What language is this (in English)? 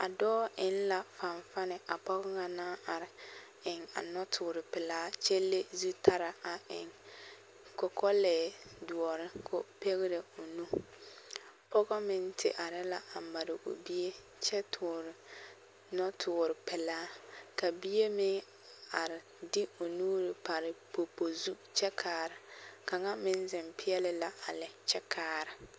Southern Dagaare